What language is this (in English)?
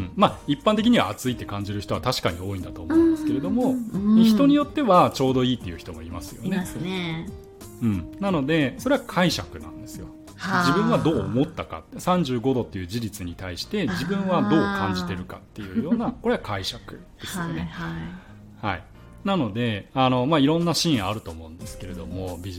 Japanese